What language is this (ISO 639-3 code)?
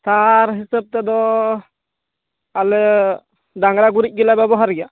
sat